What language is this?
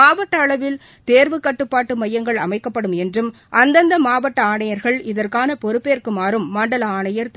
Tamil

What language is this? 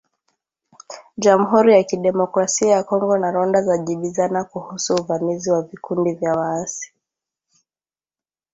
Swahili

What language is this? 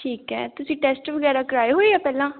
Punjabi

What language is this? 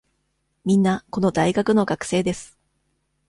Japanese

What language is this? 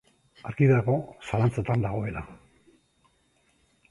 Basque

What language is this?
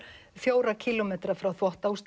Icelandic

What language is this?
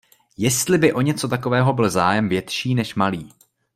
Czech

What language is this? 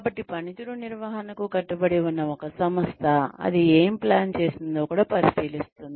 Telugu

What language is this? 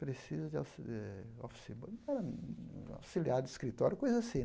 Portuguese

